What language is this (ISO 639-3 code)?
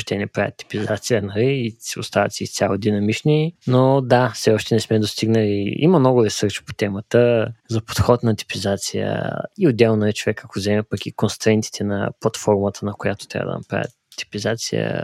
bul